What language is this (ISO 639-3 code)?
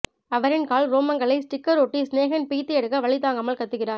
tam